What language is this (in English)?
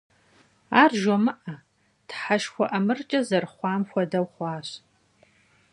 Kabardian